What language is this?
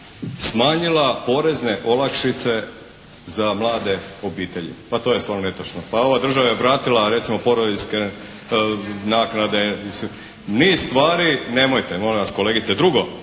Croatian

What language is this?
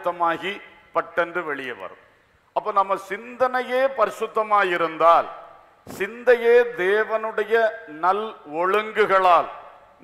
Thai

